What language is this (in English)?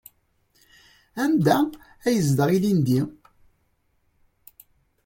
Kabyle